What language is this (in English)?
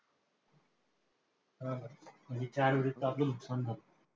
Marathi